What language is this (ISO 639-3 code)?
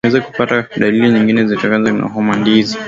swa